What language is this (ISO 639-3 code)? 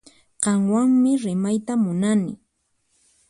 qxp